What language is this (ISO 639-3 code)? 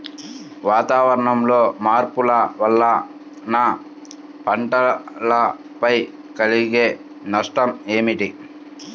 tel